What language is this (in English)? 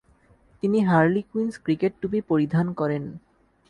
Bangla